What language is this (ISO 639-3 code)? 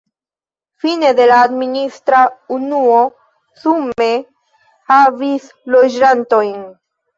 epo